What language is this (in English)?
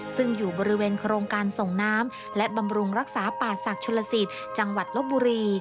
Thai